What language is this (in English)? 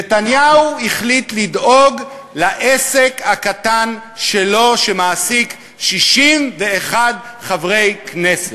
Hebrew